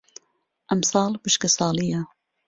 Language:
Central Kurdish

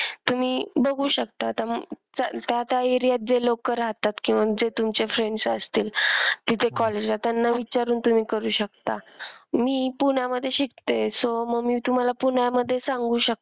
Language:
Marathi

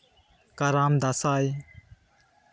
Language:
Santali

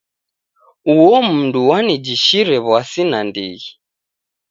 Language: Taita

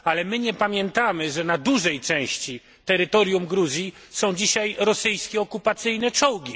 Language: Polish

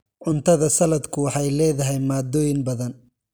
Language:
Somali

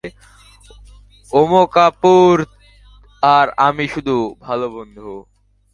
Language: Bangla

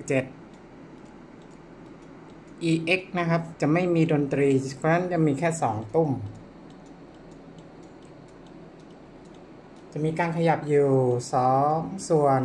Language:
Thai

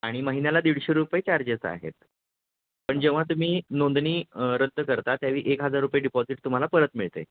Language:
Marathi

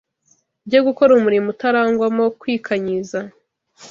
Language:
Kinyarwanda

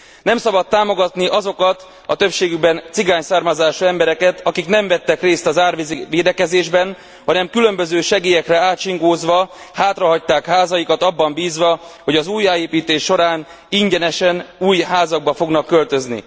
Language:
Hungarian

